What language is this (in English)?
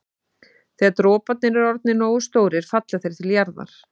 Icelandic